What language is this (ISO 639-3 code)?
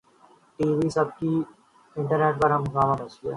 urd